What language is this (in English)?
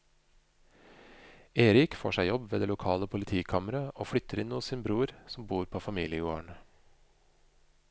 Norwegian